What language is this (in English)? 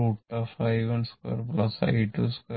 Malayalam